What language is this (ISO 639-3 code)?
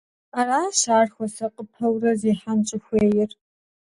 kbd